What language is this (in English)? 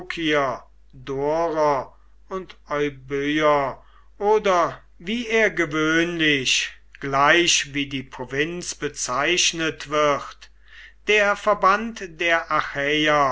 German